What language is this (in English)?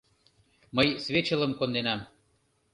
Mari